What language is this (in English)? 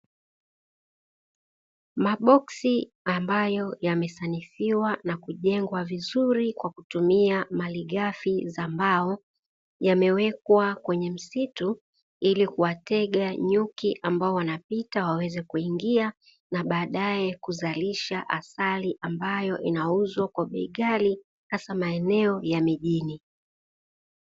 Swahili